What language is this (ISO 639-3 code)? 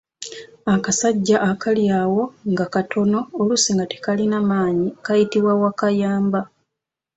lug